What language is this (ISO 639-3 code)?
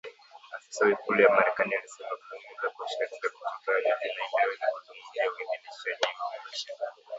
swa